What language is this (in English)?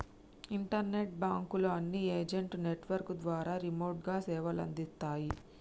Telugu